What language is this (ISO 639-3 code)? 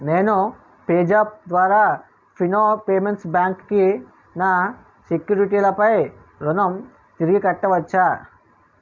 tel